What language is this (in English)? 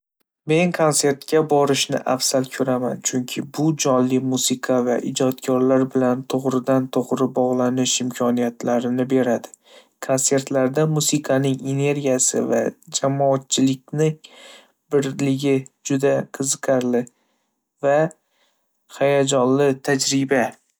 Uzbek